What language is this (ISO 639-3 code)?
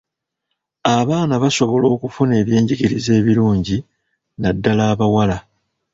lug